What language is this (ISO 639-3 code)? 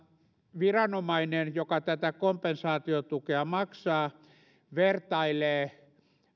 fin